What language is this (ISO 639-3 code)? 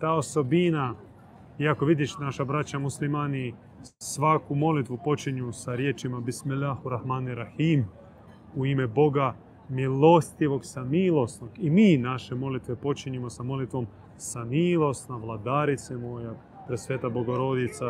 hrv